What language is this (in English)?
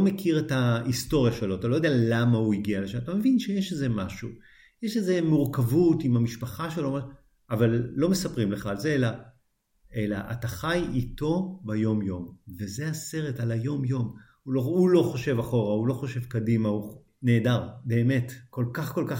Hebrew